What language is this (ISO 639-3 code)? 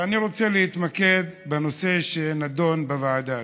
heb